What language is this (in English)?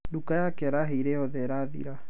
Kikuyu